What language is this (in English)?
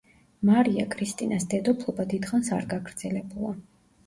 Georgian